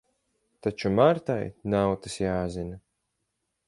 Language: Latvian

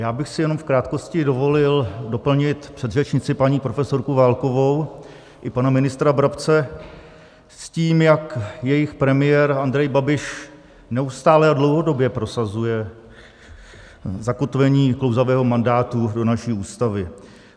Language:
Czech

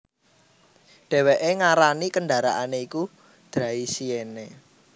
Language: Javanese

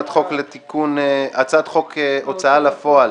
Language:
Hebrew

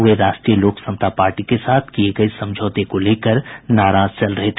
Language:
Hindi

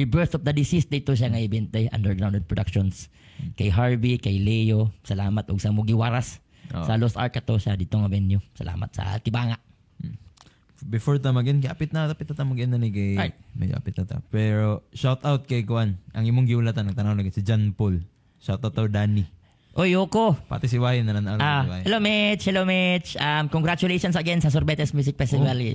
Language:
Filipino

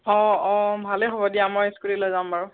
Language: Assamese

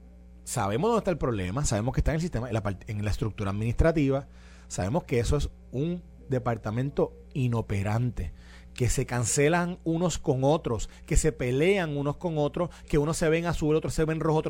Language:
Spanish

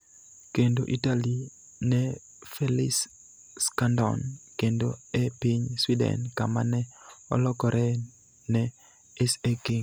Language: Luo (Kenya and Tanzania)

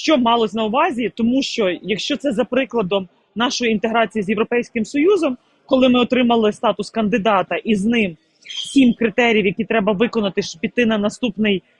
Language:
Ukrainian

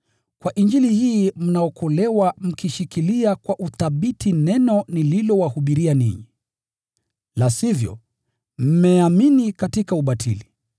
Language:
Swahili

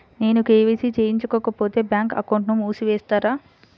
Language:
Telugu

